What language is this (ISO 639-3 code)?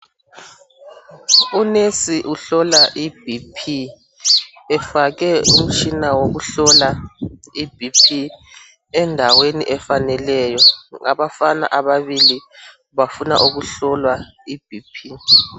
nde